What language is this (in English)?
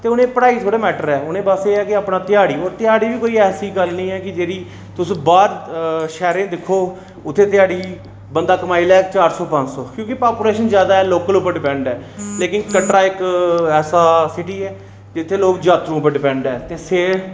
Dogri